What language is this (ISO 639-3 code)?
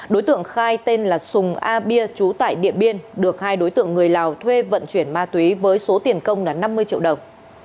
vie